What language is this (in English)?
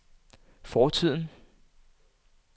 Danish